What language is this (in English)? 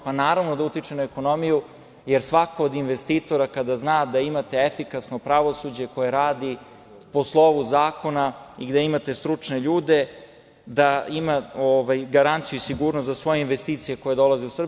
Serbian